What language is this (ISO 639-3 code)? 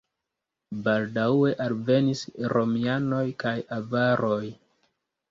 epo